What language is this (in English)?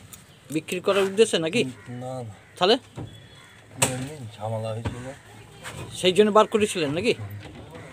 Turkish